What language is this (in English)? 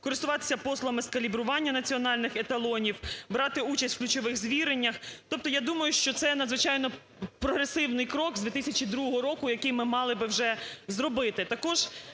Ukrainian